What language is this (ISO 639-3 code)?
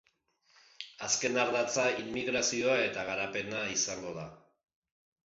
eus